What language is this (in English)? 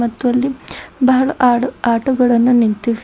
Kannada